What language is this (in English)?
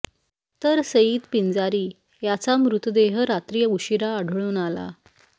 Marathi